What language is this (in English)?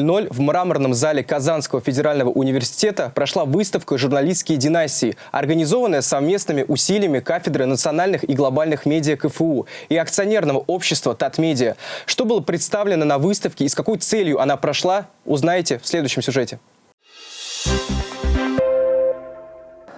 Russian